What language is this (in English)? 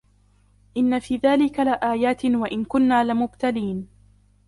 Arabic